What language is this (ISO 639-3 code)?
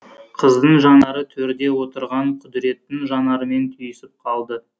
kaz